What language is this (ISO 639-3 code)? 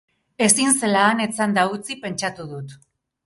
eus